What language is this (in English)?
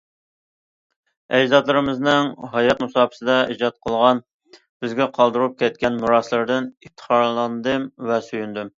Uyghur